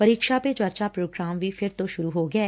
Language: Punjabi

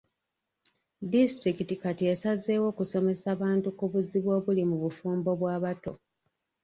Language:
Ganda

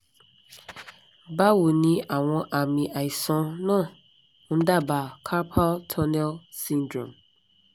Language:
Yoruba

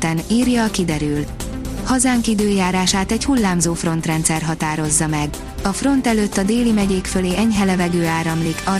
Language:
Hungarian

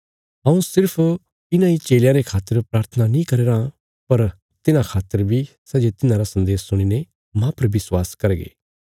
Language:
Bilaspuri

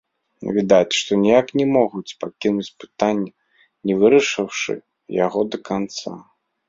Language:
Belarusian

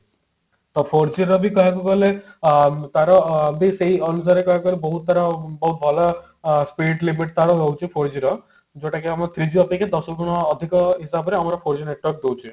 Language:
Odia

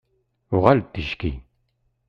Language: Kabyle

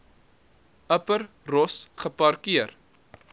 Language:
Afrikaans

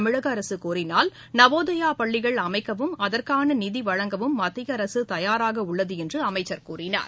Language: Tamil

